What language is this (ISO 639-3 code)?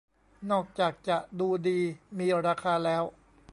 tha